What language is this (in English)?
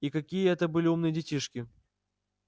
Russian